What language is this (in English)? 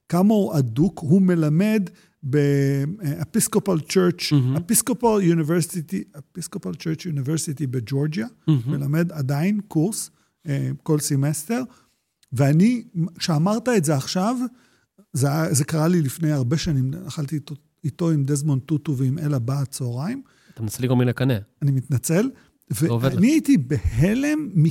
Hebrew